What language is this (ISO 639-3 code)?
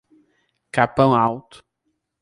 por